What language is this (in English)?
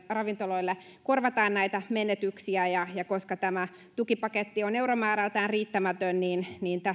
Finnish